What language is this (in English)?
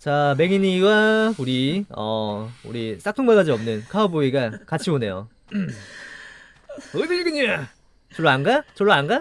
Korean